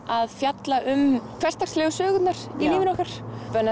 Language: Icelandic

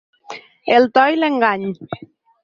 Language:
Catalan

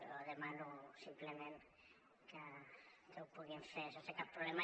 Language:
Catalan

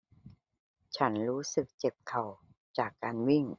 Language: Thai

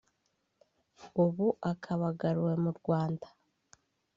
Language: Kinyarwanda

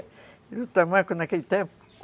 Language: Portuguese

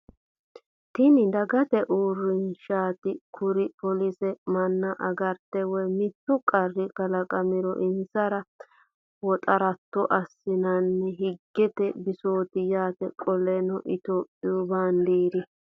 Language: Sidamo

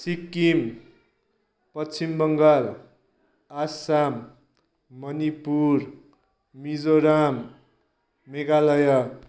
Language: Nepali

